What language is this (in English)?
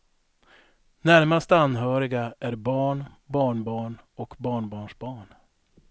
Swedish